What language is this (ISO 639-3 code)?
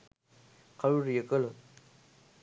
sin